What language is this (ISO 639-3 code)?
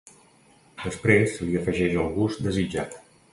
cat